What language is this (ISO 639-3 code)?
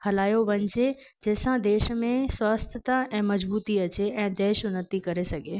snd